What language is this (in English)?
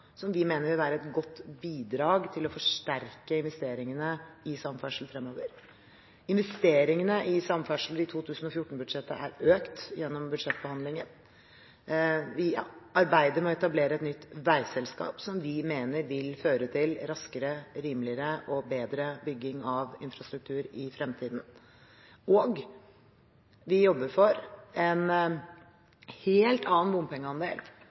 Norwegian Bokmål